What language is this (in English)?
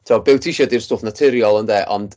Welsh